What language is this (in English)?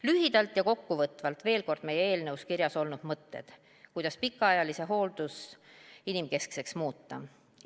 Estonian